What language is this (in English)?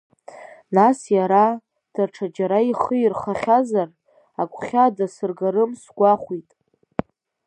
Abkhazian